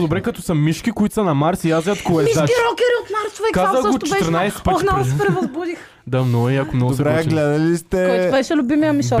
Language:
Bulgarian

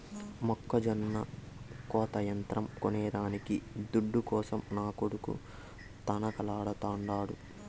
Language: Telugu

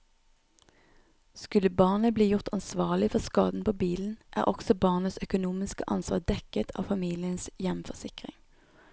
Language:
Norwegian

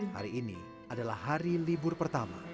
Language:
Indonesian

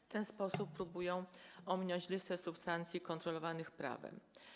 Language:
Polish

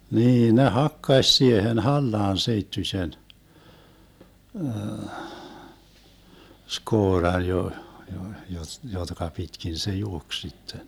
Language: Finnish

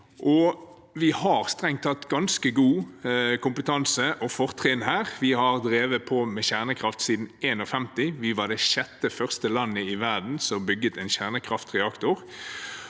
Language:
Norwegian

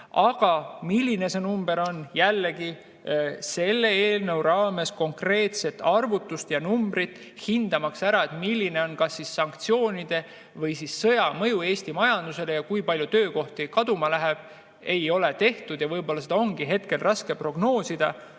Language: Estonian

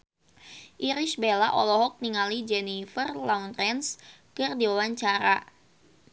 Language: Sundanese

